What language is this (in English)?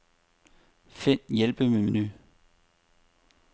Danish